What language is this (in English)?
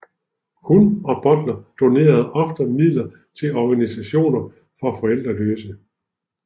Danish